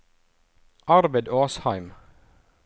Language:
Norwegian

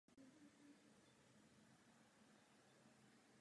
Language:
Czech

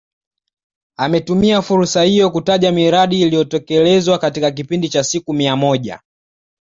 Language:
Swahili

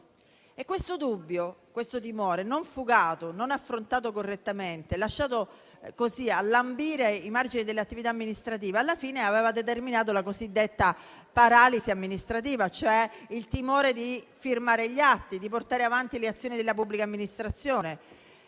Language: Italian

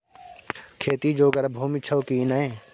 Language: Maithili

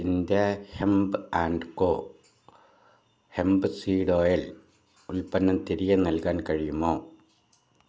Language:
Malayalam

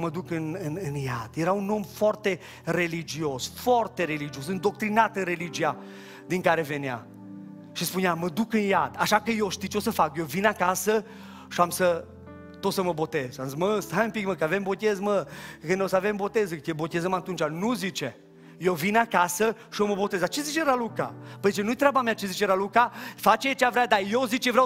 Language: Romanian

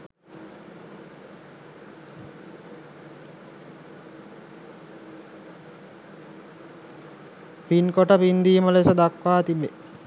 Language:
Sinhala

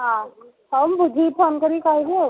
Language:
Odia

